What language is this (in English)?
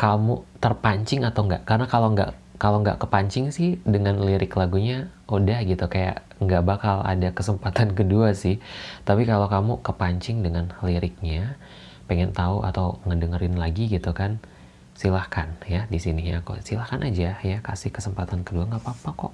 Indonesian